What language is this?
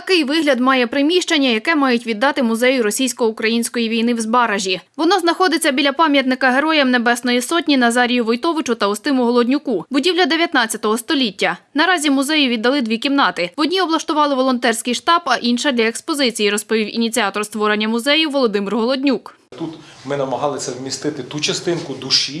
Ukrainian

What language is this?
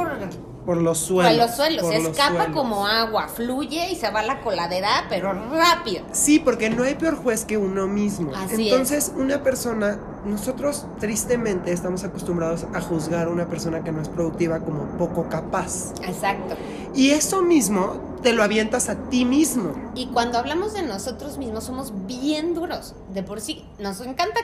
Spanish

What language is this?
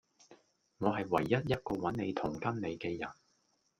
Cantonese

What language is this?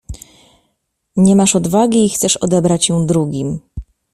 Polish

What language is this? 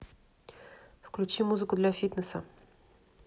Russian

